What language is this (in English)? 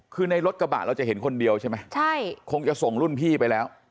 Thai